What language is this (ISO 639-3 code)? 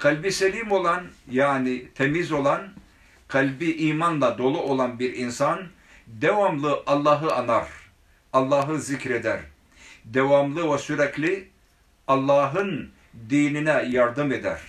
tur